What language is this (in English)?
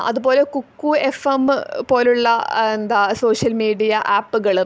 Malayalam